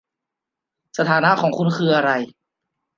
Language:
Thai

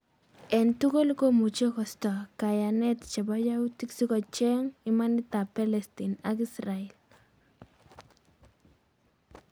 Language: Kalenjin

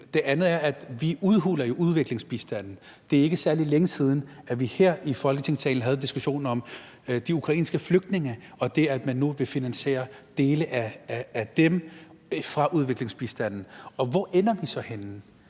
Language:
Danish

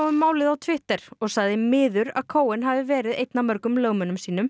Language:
Icelandic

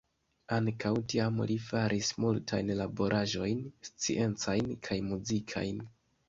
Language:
Esperanto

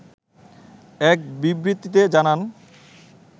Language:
Bangla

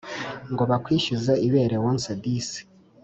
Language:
Kinyarwanda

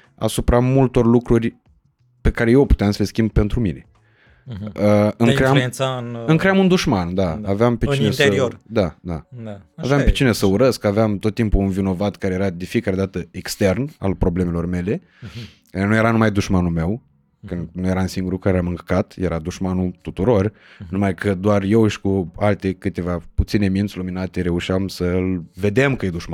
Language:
Romanian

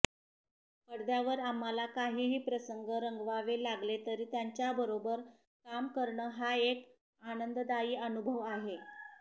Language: Marathi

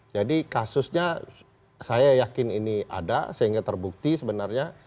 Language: Indonesian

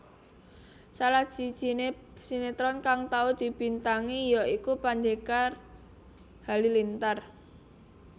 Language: Javanese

